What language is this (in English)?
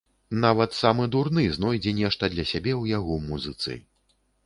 Belarusian